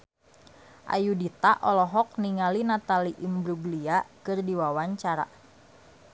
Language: Sundanese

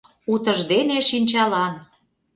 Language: Mari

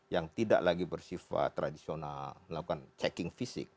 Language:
Indonesian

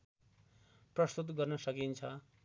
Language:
Nepali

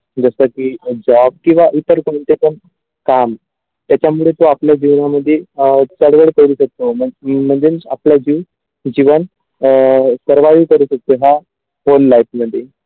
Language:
Marathi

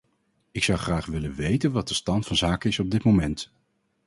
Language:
Dutch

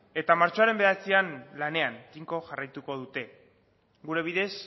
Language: Basque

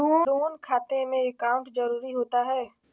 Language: Magahi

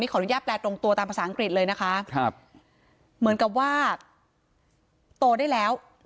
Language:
Thai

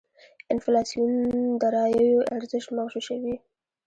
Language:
Pashto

